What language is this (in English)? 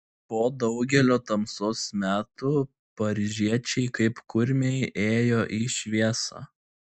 Lithuanian